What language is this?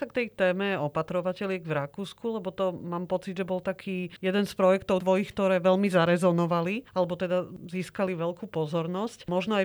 Slovak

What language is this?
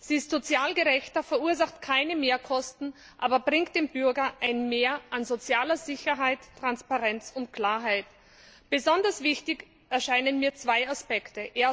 German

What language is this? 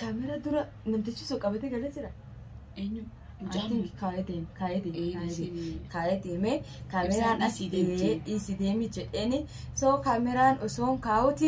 Arabic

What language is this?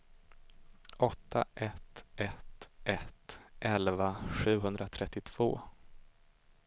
Swedish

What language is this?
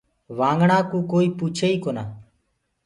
Gurgula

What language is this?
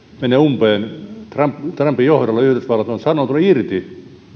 Finnish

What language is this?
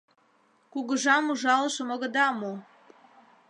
Mari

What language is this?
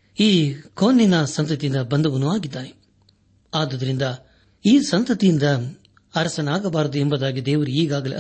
Kannada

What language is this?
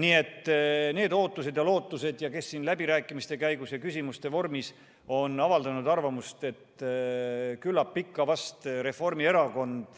Estonian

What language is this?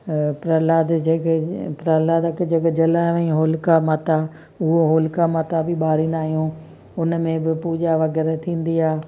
Sindhi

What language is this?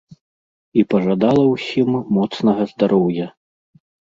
Belarusian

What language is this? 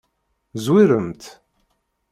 Kabyle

